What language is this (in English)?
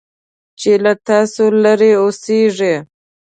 Pashto